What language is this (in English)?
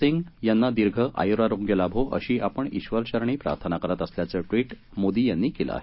Marathi